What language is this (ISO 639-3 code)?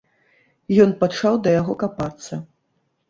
bel